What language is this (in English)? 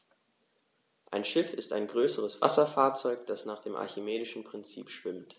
German